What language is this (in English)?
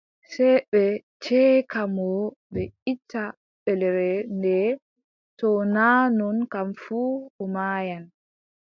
Adamawa Fulfulde